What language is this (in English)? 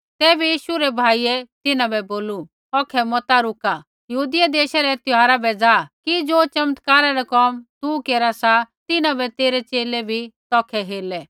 Kullu Pahari